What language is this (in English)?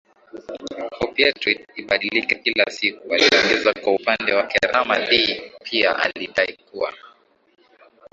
Swahili